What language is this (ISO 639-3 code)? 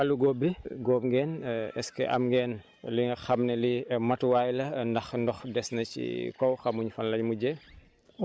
wol